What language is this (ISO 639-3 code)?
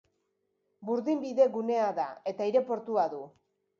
eus